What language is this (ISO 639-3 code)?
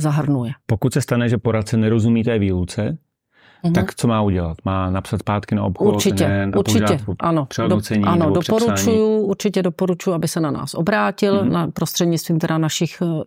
ces